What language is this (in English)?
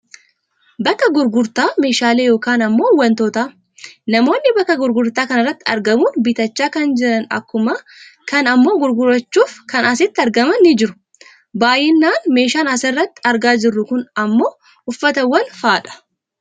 Oromo